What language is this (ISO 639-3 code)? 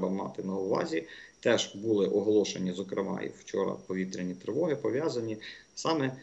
ukr